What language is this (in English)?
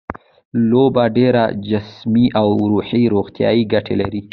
Pashto